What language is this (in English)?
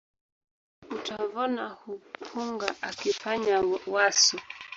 Swahili